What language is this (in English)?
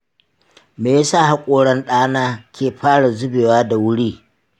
Hausa